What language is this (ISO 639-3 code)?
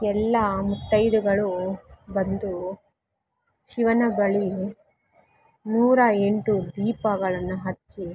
kan